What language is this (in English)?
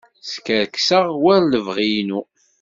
Kabyle